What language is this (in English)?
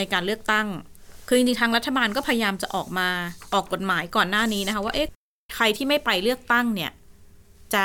Thai